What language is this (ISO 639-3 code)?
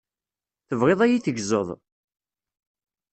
kab